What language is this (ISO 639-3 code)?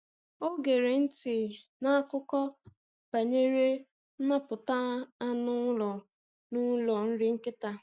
ibo